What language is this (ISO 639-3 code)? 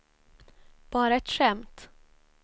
swe